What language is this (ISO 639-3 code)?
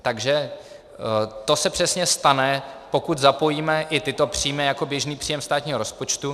ces